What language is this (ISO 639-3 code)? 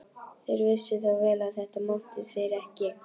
isl